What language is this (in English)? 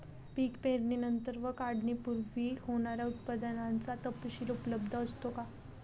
Marathi